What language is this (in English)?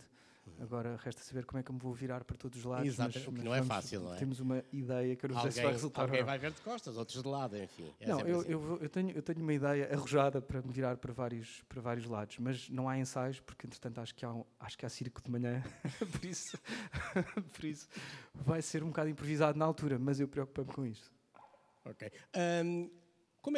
Portuguese